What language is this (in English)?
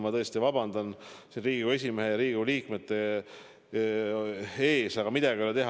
Estonian